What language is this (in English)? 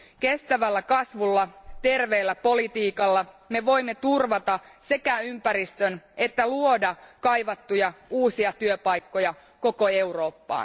Finnish